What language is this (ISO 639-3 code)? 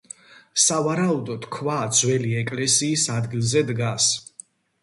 kat